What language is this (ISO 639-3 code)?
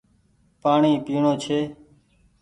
gig